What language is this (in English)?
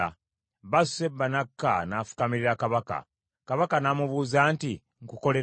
Ganda